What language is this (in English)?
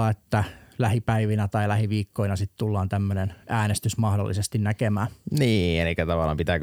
Finnish